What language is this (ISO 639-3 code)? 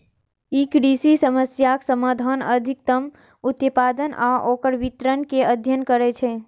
mai